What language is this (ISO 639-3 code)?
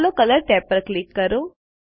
guj